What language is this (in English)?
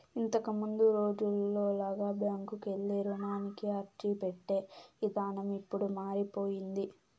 Telugu